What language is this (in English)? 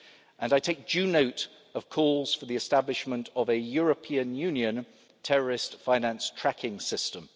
English